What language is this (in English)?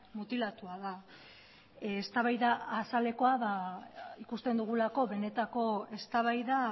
Basque